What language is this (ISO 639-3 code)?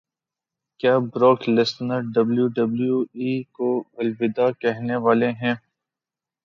urd